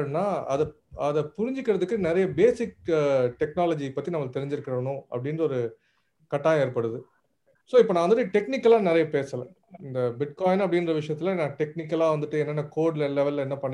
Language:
Tamil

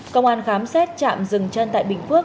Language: Vietnamese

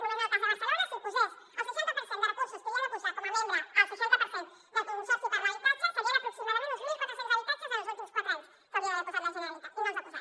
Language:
Catalan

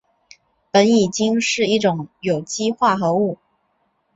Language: Chinese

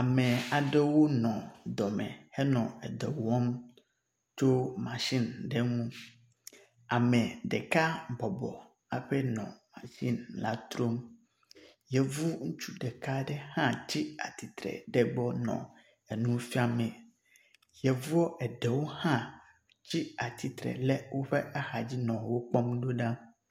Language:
Ewe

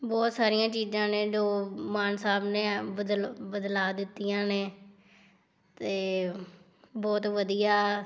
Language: Punjabi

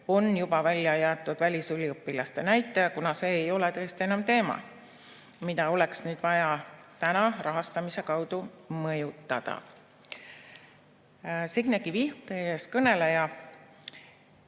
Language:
Estonian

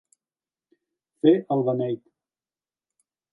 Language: Catalan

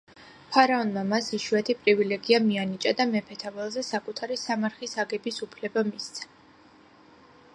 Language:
Georgian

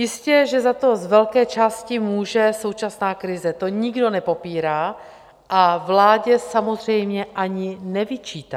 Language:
Czech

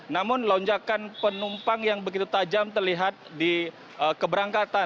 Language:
Indonesian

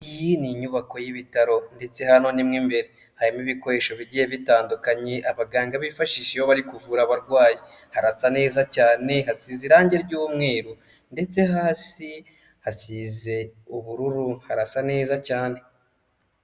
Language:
Kinyarwanda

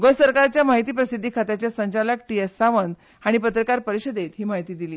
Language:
Konkani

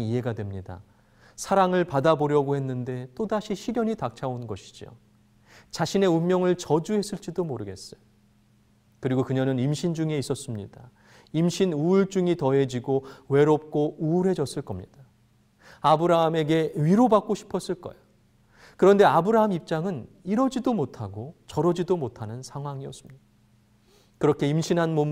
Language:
Korean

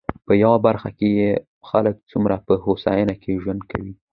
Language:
Pashto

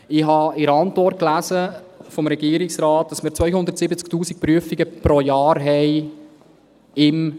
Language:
Swiss German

